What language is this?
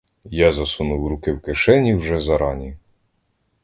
Ukrainian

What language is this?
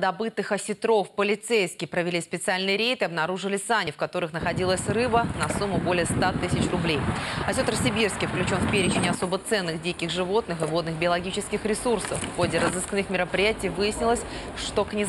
Russian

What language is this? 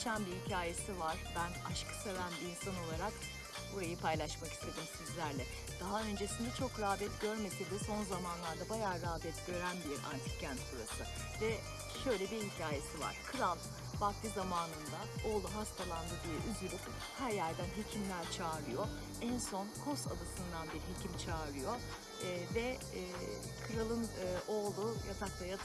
Turkish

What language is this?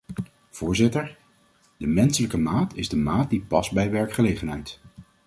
Dutch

